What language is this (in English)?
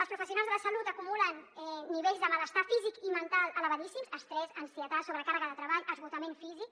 Catalan